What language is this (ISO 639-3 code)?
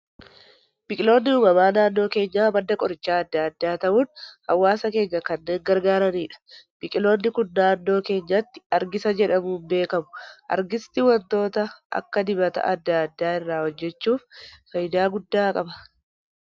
orm